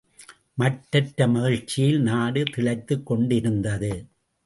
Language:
Tamil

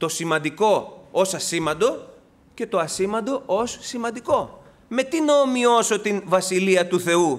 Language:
Greek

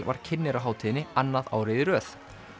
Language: Icelandic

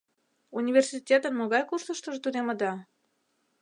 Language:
Mari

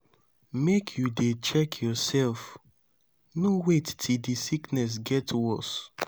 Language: Nigerian Pidgin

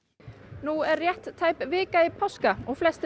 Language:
Icelandic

